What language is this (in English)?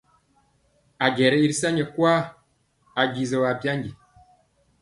Mpiemo